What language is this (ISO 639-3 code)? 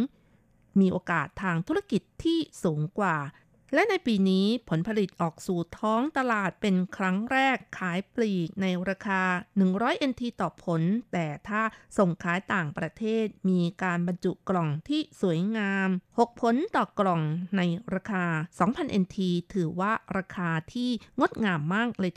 tha